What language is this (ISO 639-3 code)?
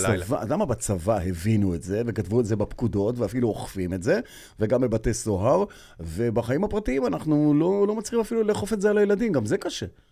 heb